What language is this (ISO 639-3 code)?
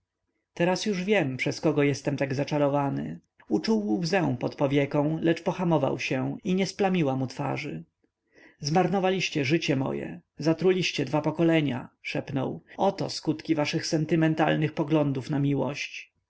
pol